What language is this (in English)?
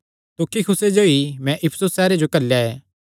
Kangri